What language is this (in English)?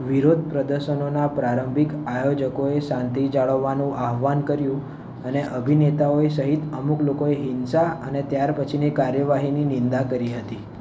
Gujarati